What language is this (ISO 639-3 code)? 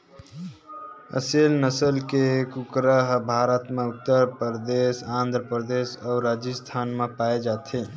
hne